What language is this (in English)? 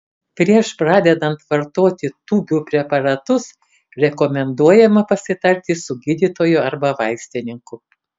Lithuanian